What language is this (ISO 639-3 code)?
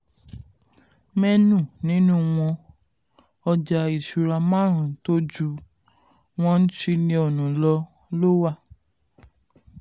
yor